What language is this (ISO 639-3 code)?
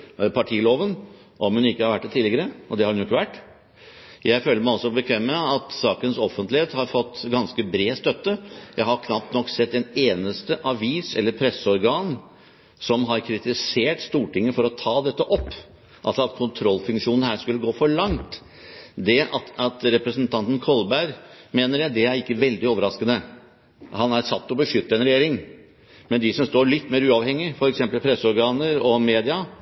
nob